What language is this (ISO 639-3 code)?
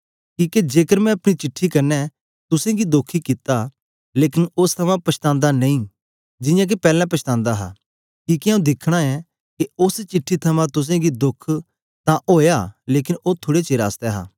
doi